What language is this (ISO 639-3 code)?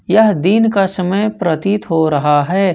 hin